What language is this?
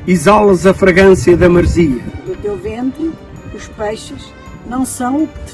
Portuguese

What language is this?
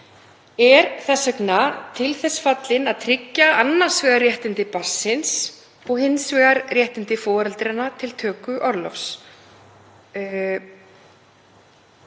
Icelandic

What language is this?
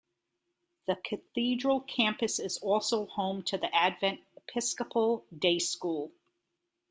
English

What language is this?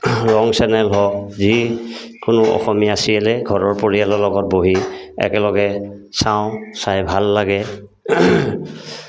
Assamese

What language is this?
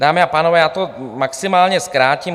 Czech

